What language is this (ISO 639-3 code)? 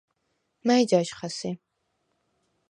sva